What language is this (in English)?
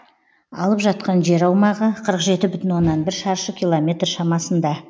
Kazakh